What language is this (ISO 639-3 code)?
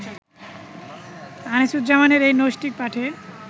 ben